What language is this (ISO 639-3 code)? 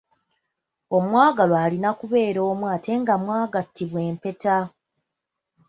lug